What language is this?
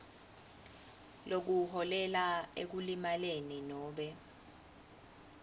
Swati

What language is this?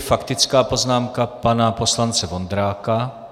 Czech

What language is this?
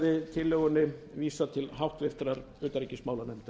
Icelandic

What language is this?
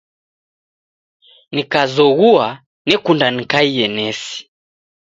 Taita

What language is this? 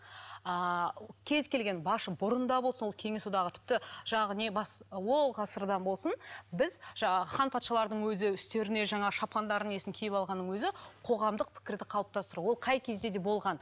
Kazakh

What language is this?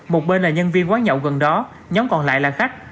Vietnamese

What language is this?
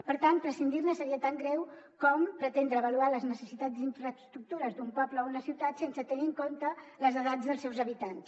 Catalan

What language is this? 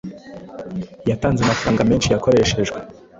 Kinyarwanda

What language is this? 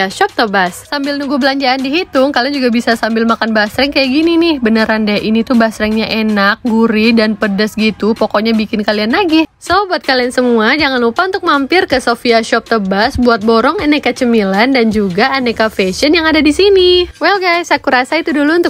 Indonesian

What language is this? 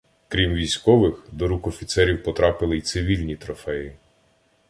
Ukrainian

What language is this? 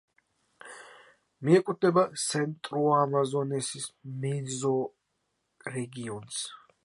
Georgian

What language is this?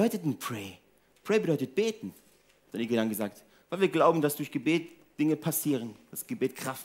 German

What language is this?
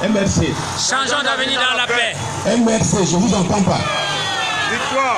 French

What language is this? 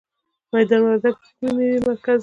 Pashto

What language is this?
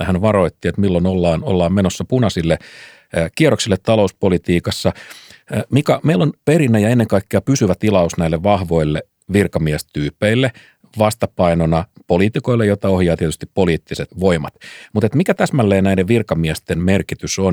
Finnish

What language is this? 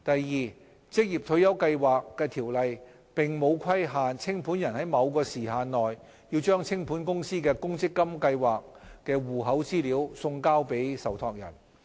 Cantonese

